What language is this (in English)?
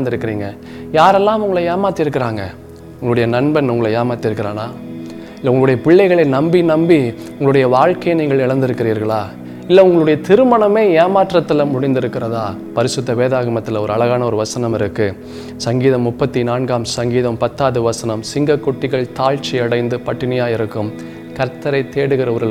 Tamil